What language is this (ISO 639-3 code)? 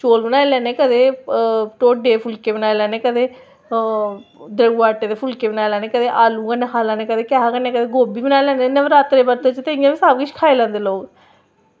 doi